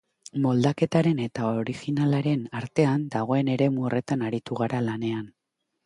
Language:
Basque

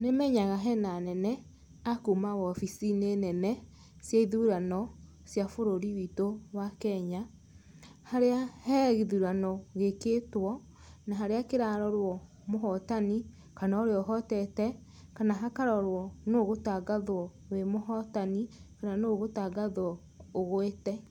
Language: Kikuyu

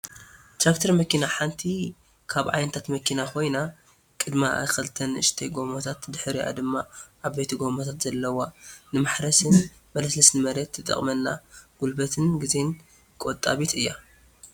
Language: Tigrinya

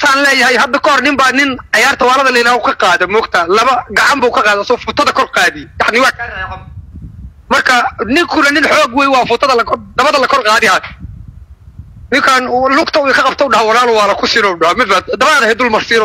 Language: Arabic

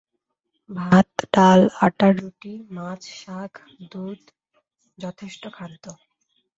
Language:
Bangla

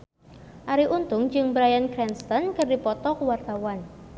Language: Sundanese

